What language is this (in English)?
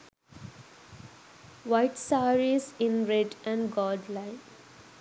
Sinhala